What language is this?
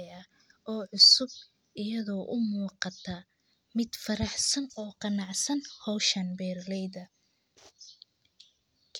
Somali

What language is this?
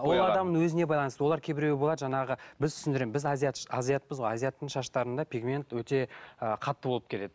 Kazakh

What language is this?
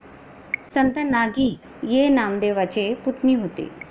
Marathi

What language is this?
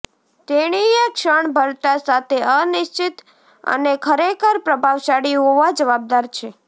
Gujarati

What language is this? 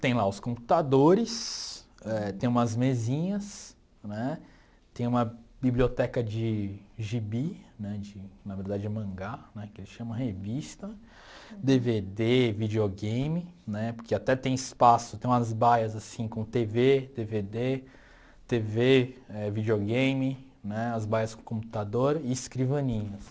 Portuguese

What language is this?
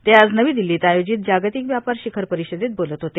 Marathi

